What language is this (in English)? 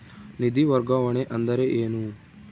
Kannada